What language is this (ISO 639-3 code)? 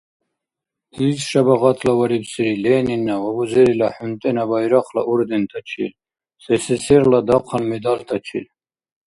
dar